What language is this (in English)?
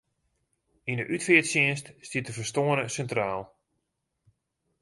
Western Frisian